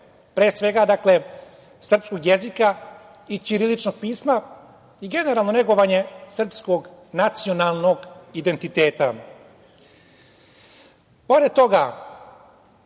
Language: Serbian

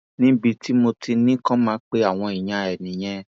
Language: Yoruba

